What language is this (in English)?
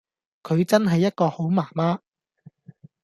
Cantonese